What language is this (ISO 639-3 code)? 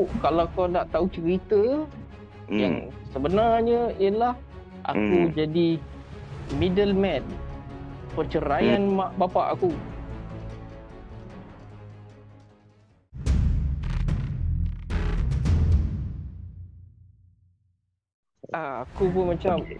msa